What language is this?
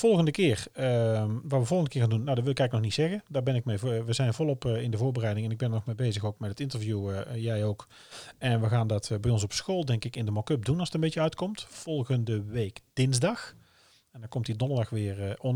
Dutch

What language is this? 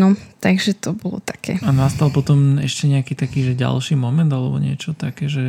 Slovak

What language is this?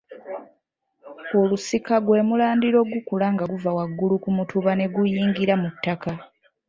Ganda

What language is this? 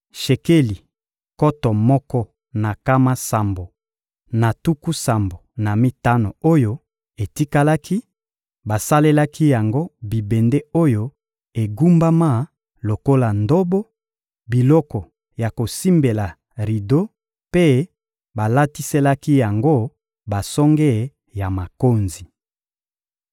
Lingala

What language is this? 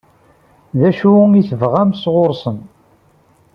Kabyle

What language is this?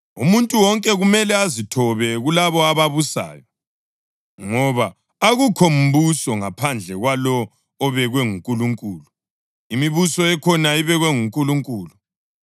North Ndebele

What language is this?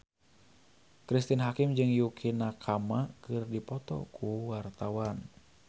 Sundanese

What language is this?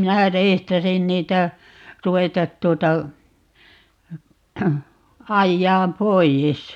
Finnish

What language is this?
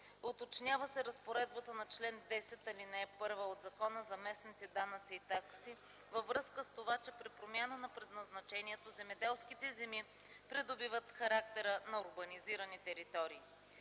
Bulgarian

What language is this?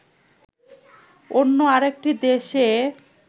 Bangla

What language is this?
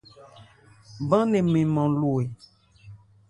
Ebrié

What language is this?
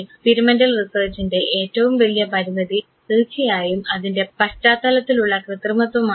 Malayalam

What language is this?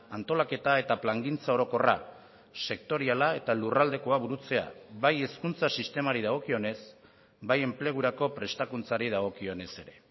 Basque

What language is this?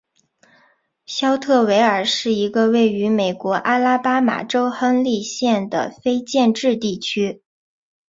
Chinese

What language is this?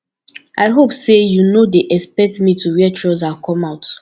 Nigerian Pidgin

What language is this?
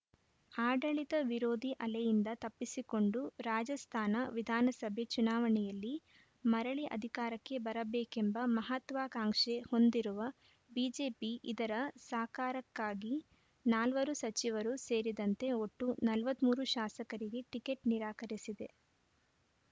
Kannada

